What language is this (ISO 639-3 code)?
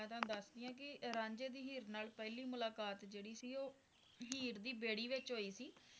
pan